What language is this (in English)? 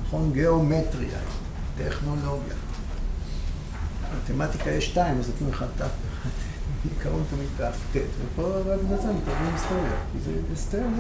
Hebrew